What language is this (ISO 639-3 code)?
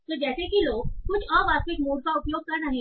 hin